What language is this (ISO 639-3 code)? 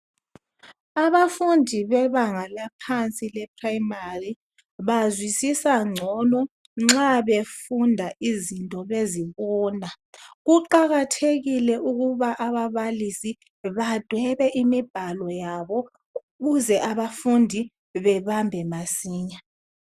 nde